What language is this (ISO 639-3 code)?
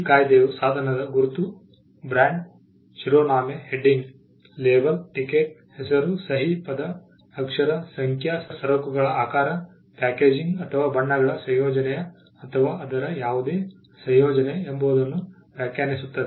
kan